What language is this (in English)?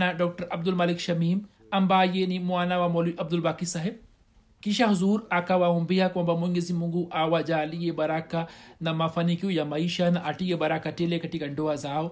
Swahili